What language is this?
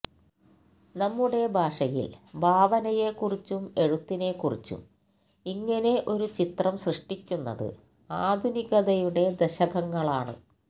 Malayalam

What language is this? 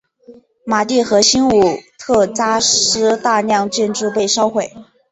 Chinese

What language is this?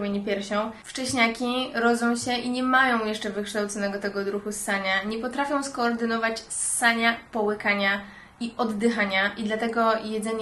Polish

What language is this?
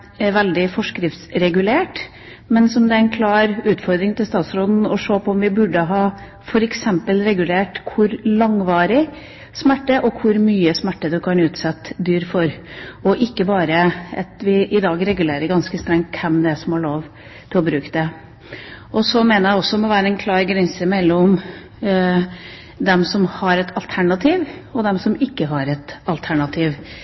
Norwegian Bokmål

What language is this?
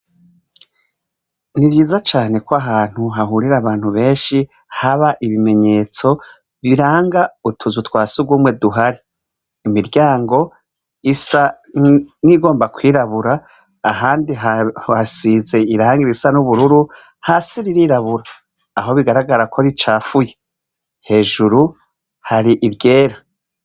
Rundi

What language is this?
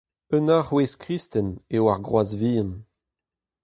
Breton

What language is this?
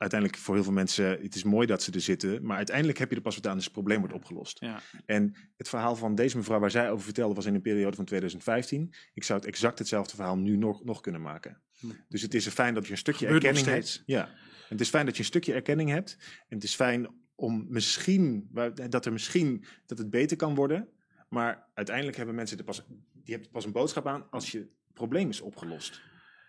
Dutch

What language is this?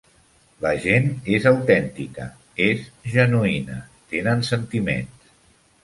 Catalan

